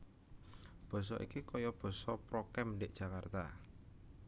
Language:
Javanese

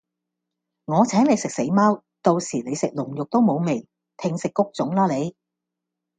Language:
Cantonese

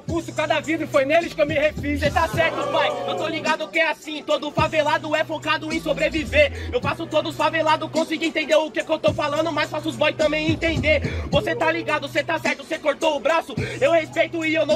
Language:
Portuguese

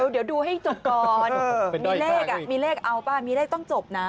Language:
Thai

